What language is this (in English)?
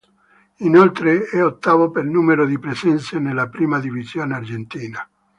Italian